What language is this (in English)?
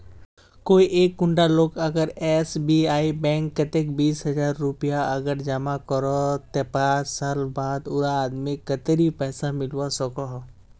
Magahi